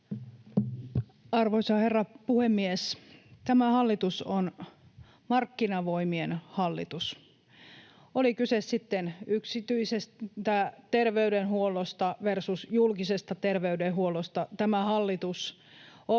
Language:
Finnish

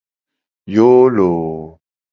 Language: Gen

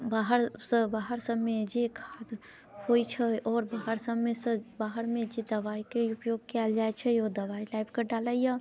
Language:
Maithili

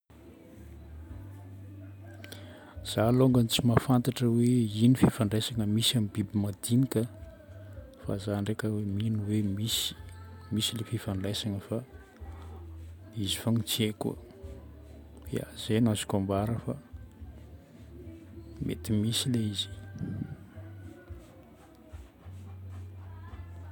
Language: Northern Betsimisaraka Malagasy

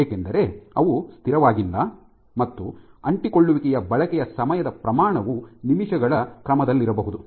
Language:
Kannada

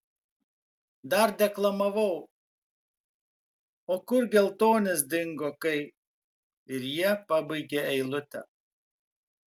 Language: Lithuanian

